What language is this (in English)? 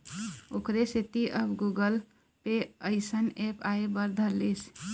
Chhattisgarhi